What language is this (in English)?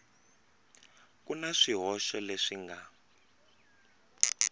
Tsonga